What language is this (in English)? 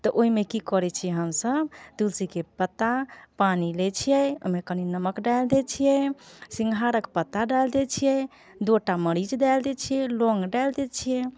Maithili